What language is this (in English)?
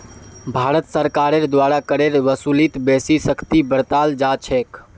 Magahi